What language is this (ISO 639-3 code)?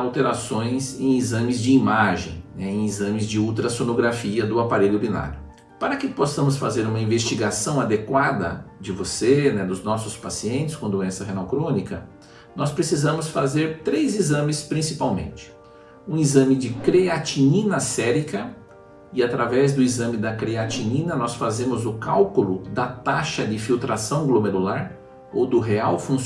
por